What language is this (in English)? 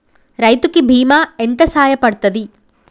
Telugu